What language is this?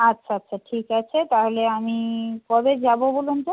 Bangla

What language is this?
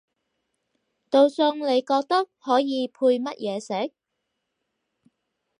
Cantonese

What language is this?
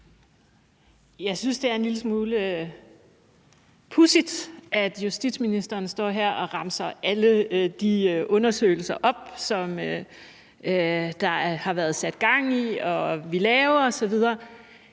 Danish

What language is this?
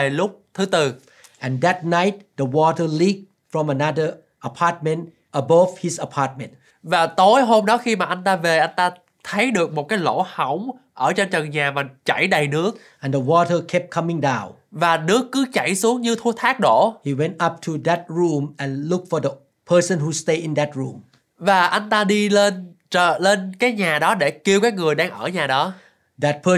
Vietnamese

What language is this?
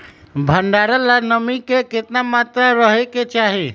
Magahi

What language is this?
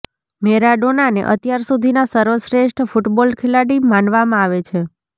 Gujarati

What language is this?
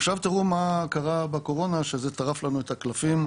Hebrew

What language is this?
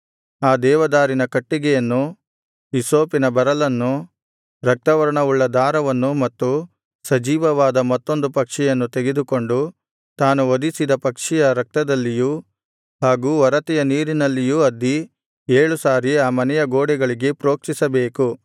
Kannada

